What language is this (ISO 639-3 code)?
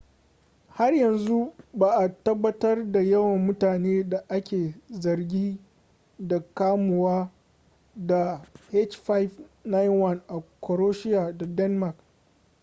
hau